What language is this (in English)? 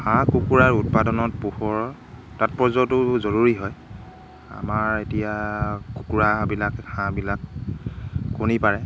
Assamese